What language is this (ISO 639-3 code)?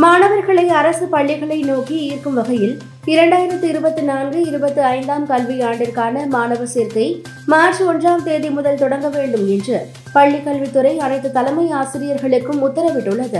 tam